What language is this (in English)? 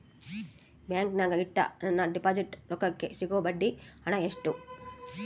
Kannada